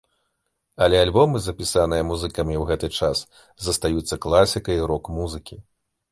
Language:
Belarusian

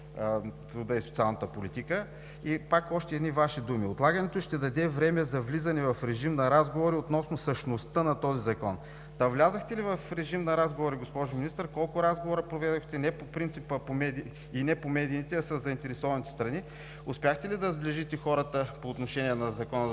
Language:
Bulgarian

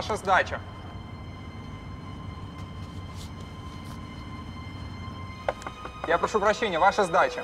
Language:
Russian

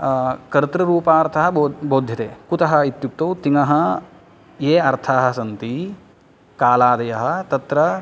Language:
Sanskrit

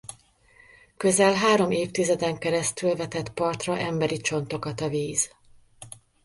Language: Hungarian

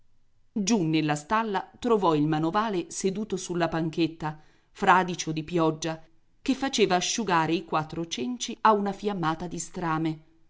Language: Italian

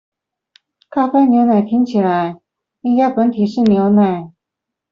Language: Chinese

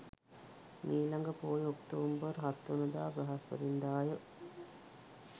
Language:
Sinhala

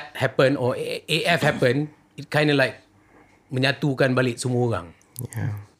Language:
Malay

